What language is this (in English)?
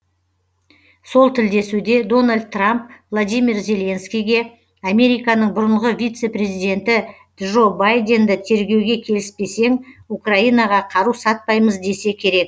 Kazakh